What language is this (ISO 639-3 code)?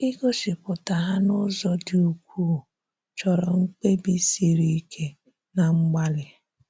ibo